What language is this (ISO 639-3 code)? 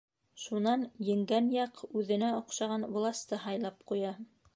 bak